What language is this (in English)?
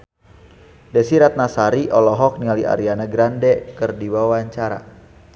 Sundanese